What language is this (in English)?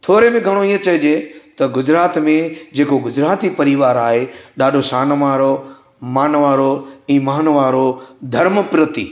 Sindhi